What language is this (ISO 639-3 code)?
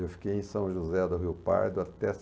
por